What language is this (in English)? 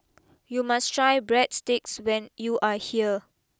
English